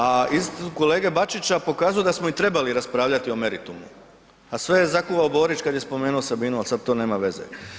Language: Croatian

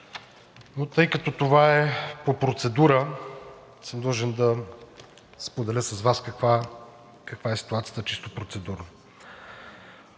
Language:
Bulgarian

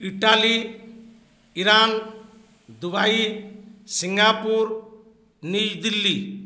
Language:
Odia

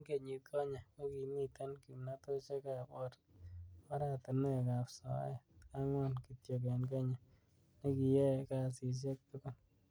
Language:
Kalenjin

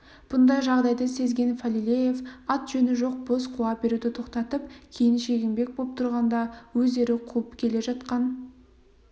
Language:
Kazakh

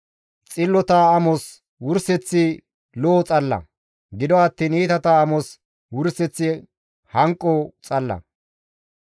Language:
Gamo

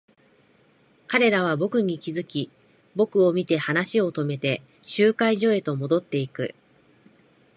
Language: Japanese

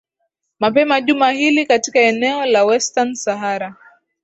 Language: Swahili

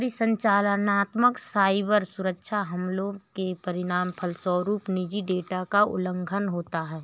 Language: Hindi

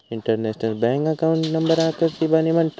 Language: Marathi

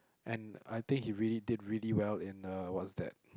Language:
English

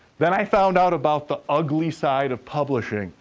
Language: English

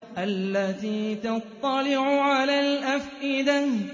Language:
Arabic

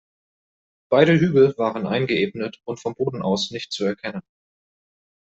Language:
German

